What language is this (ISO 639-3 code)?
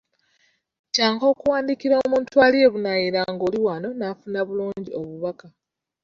lug